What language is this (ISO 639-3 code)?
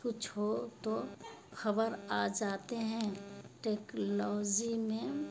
urd